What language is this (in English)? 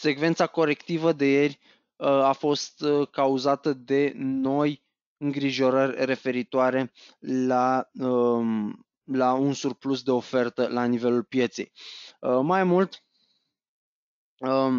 Romanian